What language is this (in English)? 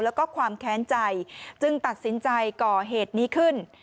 Thai